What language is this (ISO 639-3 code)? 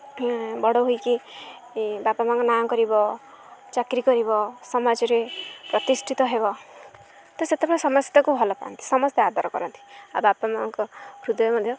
ori